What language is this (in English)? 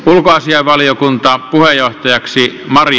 Finnish